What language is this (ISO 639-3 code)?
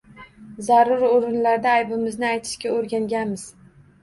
uzb